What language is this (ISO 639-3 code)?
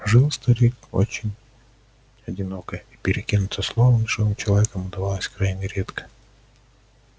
rus